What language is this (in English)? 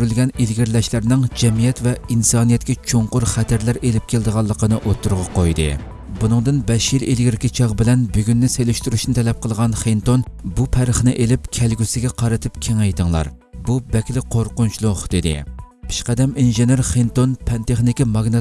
Turkish